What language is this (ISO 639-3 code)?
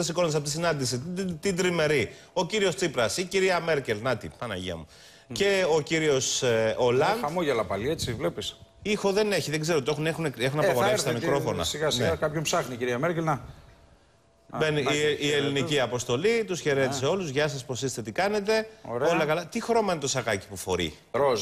ell